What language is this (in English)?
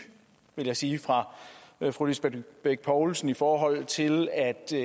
Danish